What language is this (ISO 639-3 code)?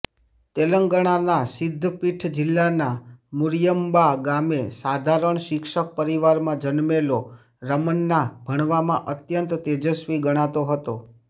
guj